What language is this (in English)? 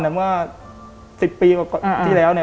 Thai